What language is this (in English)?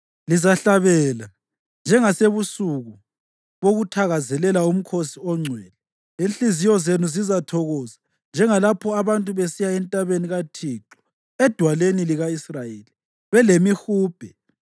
North Ndebele